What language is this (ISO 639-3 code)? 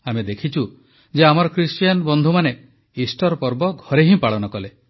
ori